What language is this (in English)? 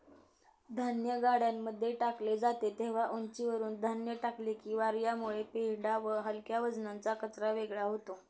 Marathi